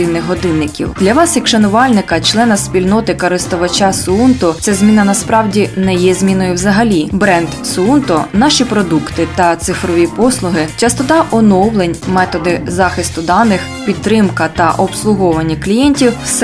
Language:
Ukrainian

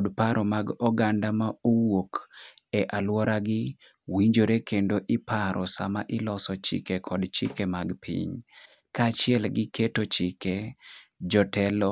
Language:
Luo (Kenya and Tanzania)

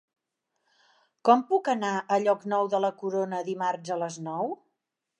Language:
Catalan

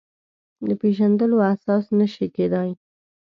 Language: Pashto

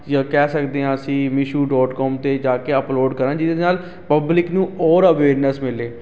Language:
Punjabi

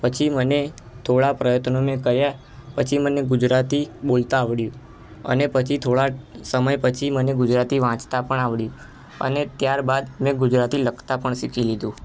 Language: Gujarati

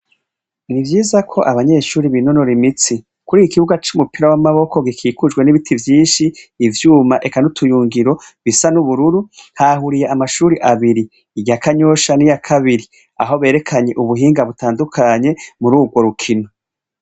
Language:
Rundi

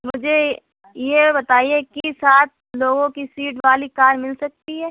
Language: Urdu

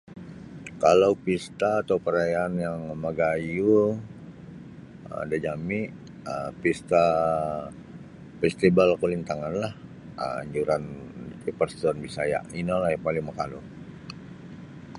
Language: Sabah Bisaya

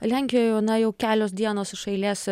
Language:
Lithuanian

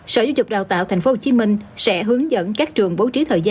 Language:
Vietnamese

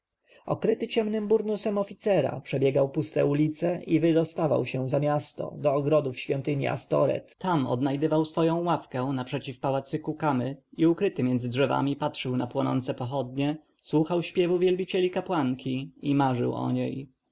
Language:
Polish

